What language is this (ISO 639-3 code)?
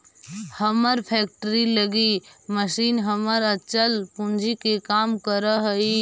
mag